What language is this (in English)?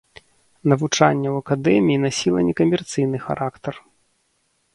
Belarusian